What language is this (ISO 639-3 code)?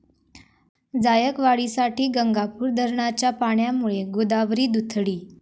mar